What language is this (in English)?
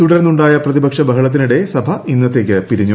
Malayalam